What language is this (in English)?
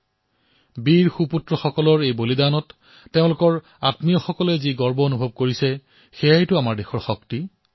Assamese